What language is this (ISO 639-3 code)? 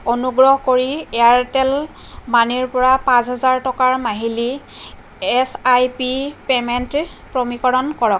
asm